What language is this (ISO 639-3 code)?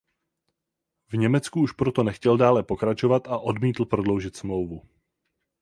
ces